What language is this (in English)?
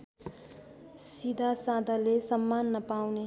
Nepali